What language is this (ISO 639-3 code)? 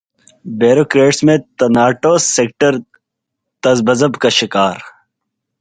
urd